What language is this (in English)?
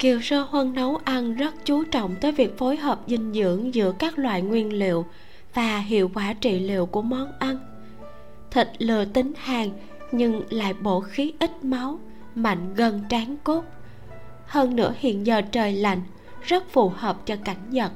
Vietnamese